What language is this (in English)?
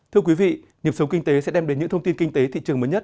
Vietnamese